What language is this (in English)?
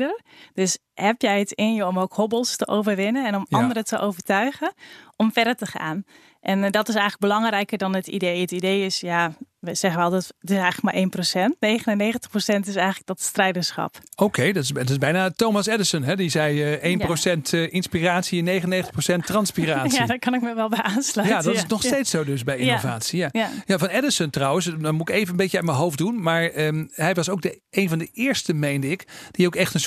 Dutch